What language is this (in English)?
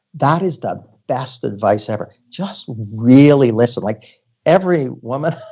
English